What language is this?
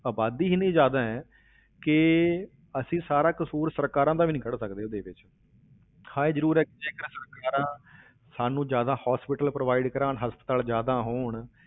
Punjabi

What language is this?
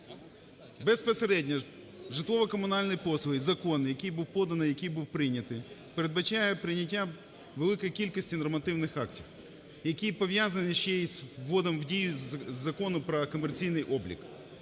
Ukrainian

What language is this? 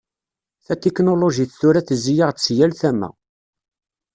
Kabyle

